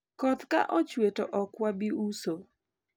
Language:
Luo (Kenya and Tanzania)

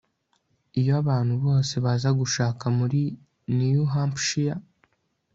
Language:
Kinyarwanda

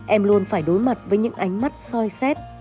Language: Vietnamese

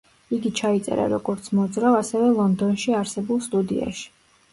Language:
Georgian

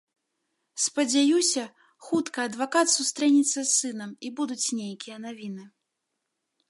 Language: Belarusian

